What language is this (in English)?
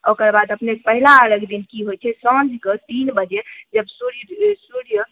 Maithili